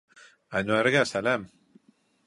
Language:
Bashkir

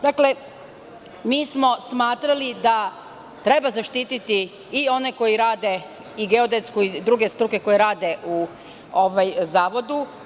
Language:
Serbian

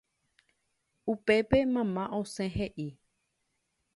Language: Guarani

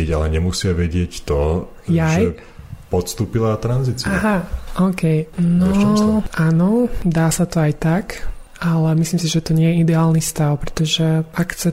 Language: Slovak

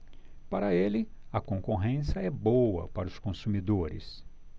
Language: Portuguese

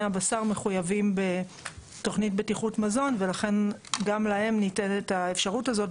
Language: Hebrew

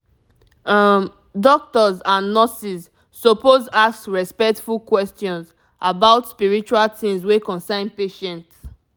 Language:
Nigerian Pidgin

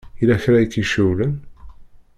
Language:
Kabyle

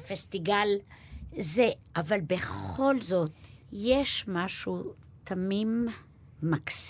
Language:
Hebrew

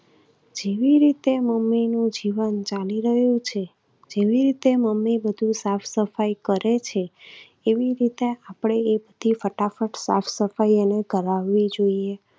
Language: Gujarati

